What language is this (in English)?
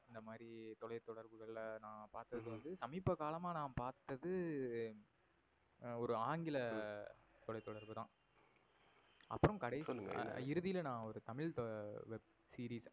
Tamil